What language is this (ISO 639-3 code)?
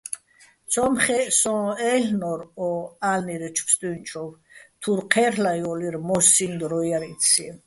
bbl